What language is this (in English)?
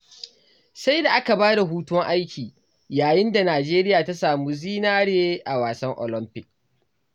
Hausa